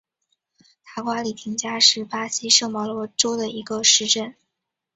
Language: Chinese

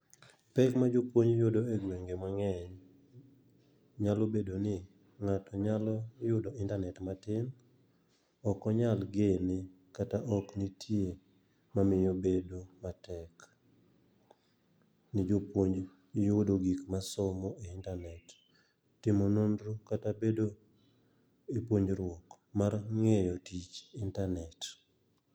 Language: Luo (Kenya and Tanzania)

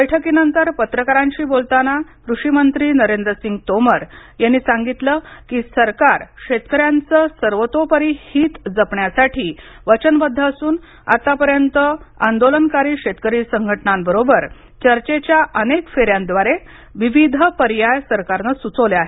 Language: Marathi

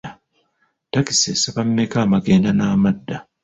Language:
Ganda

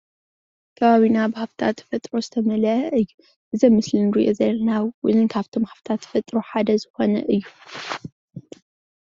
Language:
Tigrinya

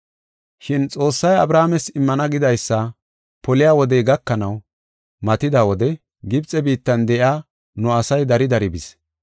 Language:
Gofa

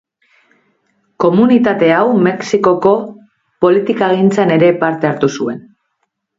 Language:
Basque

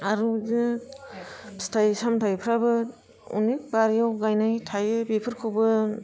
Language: Bodo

